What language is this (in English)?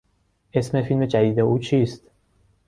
Persian